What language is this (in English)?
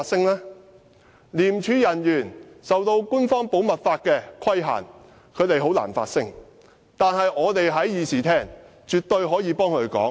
Cantonese